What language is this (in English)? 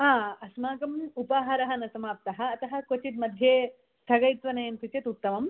Sanskrit